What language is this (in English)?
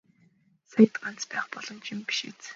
Mongolian